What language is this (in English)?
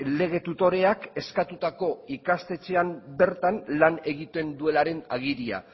Basque